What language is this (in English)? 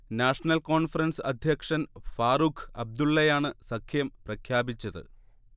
Malayalam